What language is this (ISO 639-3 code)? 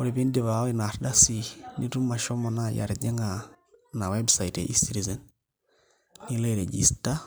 mas